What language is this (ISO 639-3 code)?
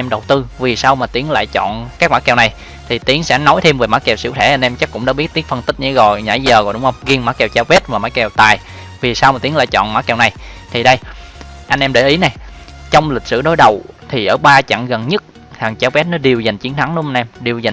vie